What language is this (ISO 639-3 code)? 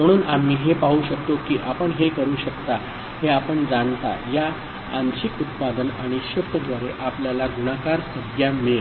mar